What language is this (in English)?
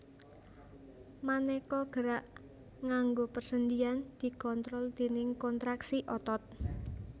Javanese